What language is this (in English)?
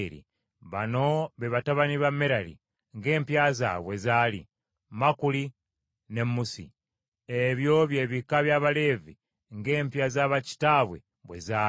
Ganda